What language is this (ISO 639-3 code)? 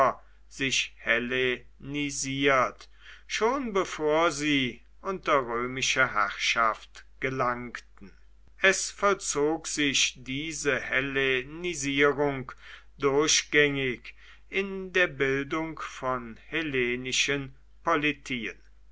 deu